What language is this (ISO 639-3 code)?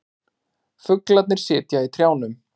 isl